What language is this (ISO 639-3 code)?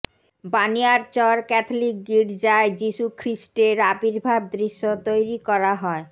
ben